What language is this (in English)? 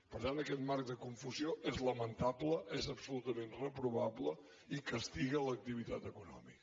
Catalan